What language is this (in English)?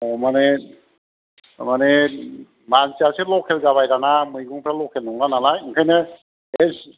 Bodo